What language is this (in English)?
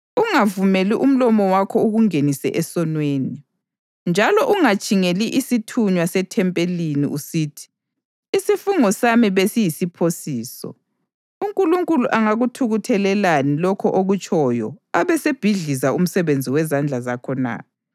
North Ndebele